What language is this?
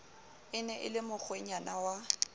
Southern Sotho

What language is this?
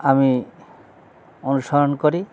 Bangla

